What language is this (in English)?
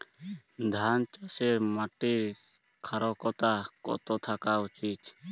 Bangla